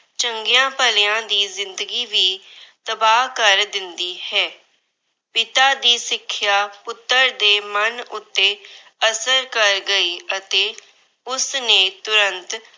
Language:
Punjabi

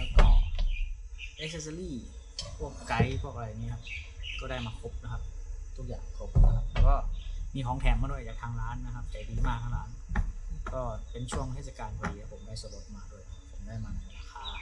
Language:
Thai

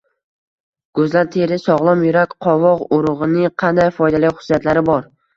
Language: Uzbek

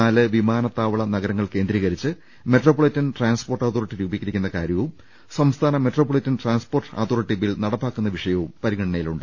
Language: Malayalam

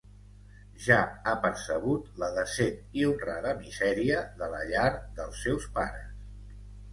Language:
Catalan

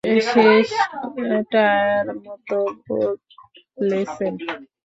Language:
Bangla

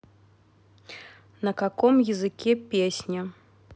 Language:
Russian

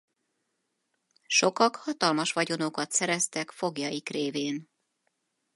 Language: Hungarian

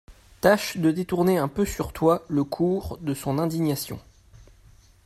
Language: French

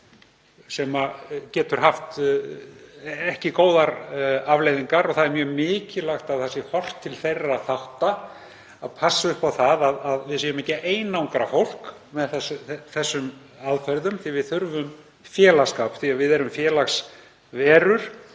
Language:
Icelandic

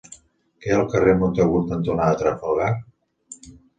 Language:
Catalan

